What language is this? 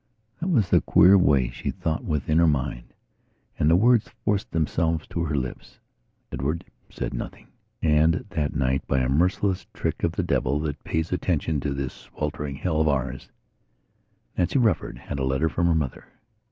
English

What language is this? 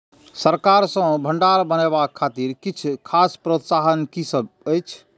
Maithili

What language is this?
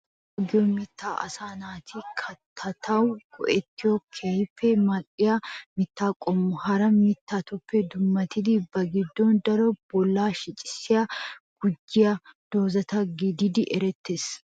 Wolaytta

